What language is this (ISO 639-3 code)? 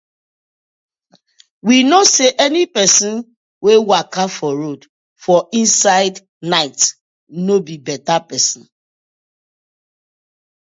pcm